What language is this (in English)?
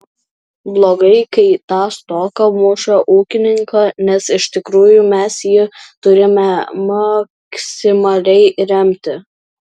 Lithuanian